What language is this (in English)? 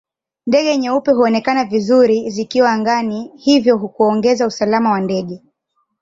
Swahili